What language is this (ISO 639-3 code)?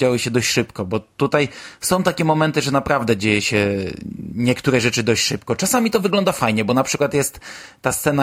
pol